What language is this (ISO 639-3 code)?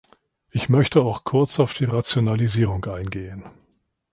deu